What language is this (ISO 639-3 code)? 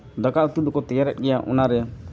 sat